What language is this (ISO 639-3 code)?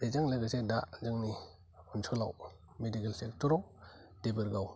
brx